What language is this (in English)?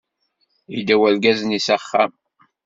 Kabyle